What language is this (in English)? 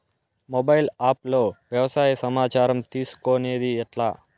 Telugu